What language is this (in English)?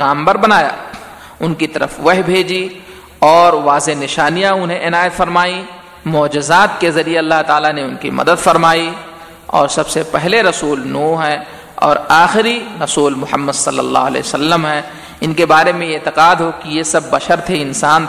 Urdu